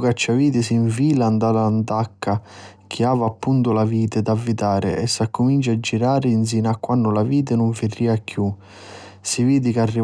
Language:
Sicilian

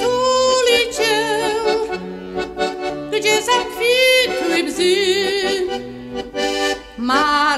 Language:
Romanian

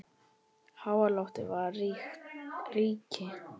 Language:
Icelandic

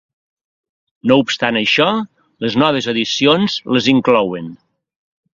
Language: Catalan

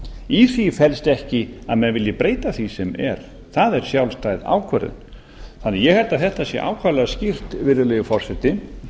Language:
Icelandic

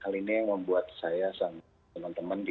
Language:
Indonesian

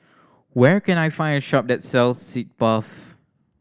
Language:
English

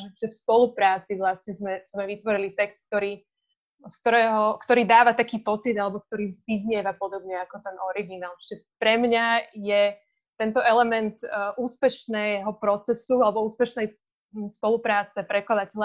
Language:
Slovak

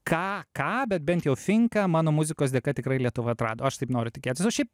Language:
Lithuanian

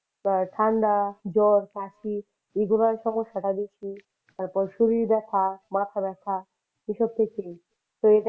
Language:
Bangla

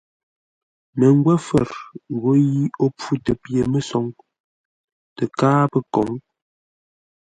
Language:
Ngombale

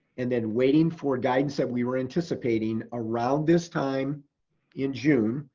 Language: English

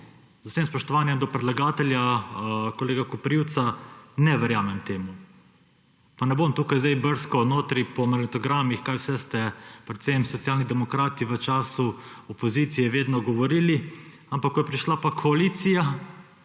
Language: Slovenian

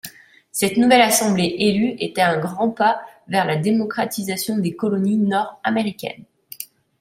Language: French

